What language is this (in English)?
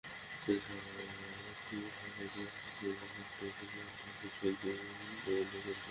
Bangla